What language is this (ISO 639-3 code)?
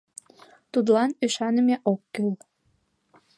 chm